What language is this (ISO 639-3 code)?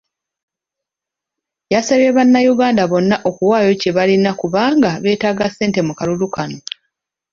lug